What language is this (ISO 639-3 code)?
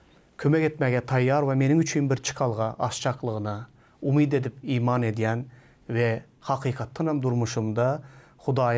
tur